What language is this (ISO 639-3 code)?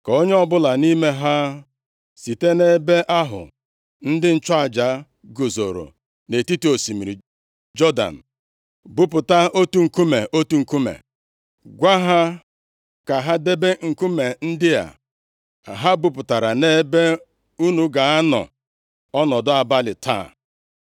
ibo